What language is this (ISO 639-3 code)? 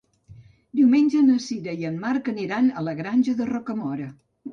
cat